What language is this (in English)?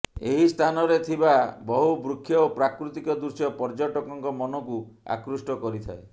Odia